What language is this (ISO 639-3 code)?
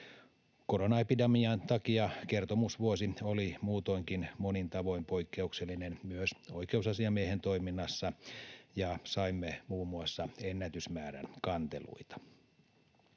fin